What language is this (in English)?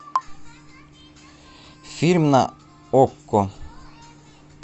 Russian